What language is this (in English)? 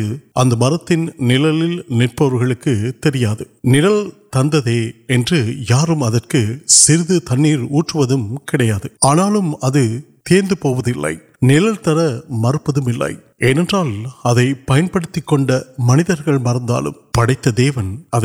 Urdu